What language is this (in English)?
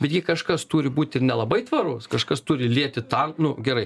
Lithuanian